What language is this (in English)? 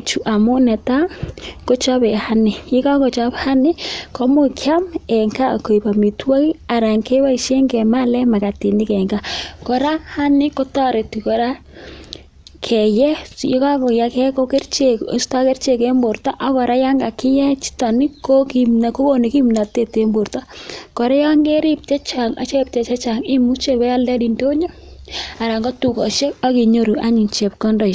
Kalenjin